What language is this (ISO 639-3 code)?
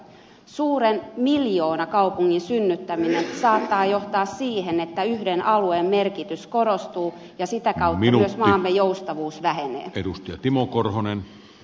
fin